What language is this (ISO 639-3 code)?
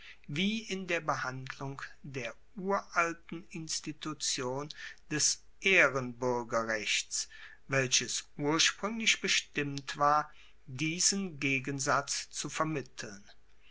deu